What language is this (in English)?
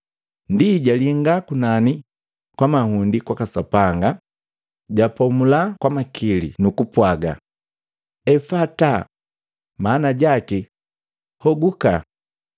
Matengo